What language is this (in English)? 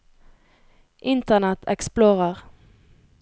Norwegian